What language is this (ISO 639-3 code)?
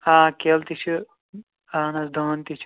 kas